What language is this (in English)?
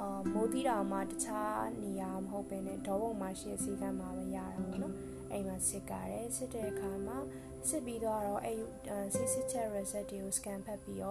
Korean